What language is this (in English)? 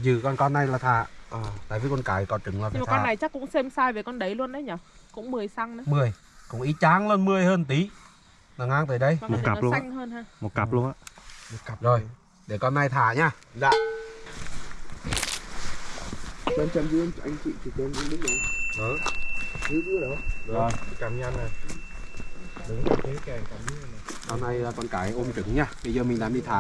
Vietnamese